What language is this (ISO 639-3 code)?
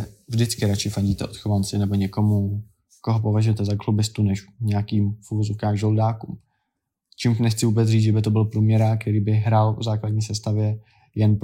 ces